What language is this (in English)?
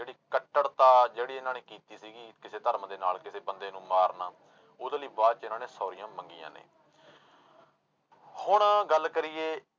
Punjabi